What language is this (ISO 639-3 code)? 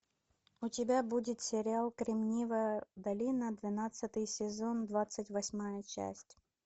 rus